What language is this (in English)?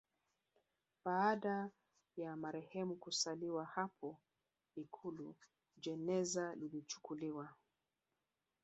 Swahili